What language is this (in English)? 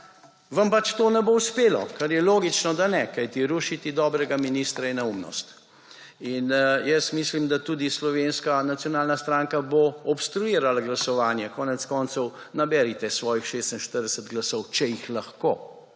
Slovenian